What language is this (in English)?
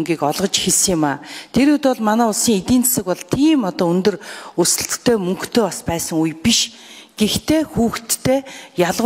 Bulgarian